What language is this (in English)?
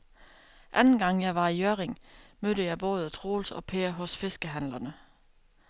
Danish